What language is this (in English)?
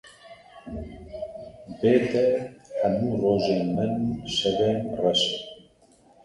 Kurdish